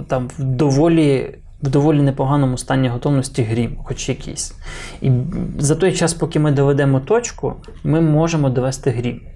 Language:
Ukrainian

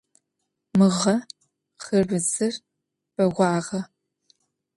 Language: Adyghe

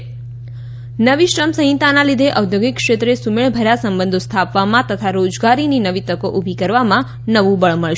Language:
Gujarati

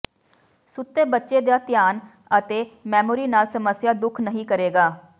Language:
Punjabi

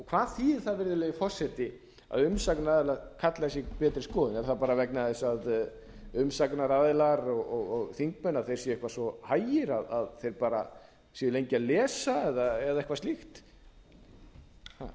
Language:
Icelandic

